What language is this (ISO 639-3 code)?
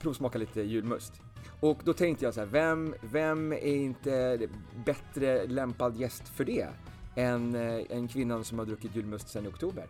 swe